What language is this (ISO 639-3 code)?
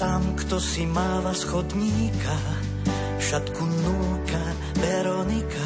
slk